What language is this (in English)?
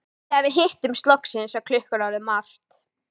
Icelandic